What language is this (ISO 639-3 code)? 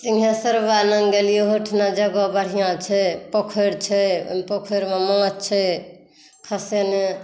mai